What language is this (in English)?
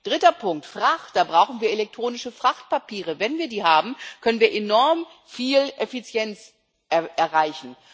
German